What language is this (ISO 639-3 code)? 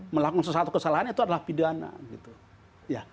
ind